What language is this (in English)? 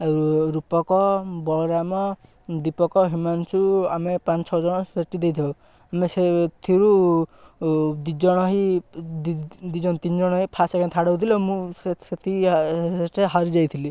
Odia